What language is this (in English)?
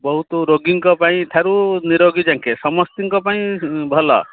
Odia